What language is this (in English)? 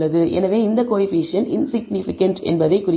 Tamil